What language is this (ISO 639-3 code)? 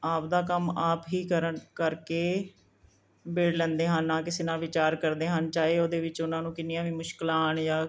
pan